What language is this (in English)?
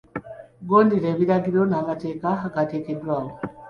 Ganda